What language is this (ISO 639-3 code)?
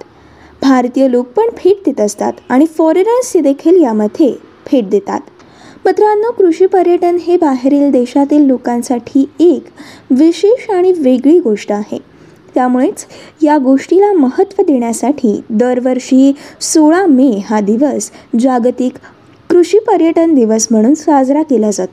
mar